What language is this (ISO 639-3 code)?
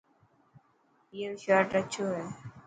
mki